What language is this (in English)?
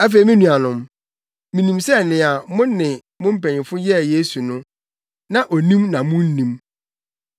Akan